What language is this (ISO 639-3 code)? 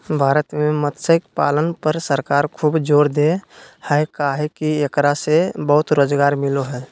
mag